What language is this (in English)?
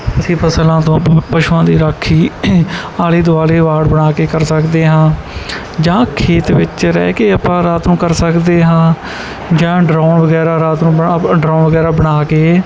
Punjabi